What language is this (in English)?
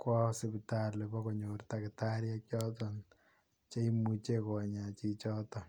Kalenjin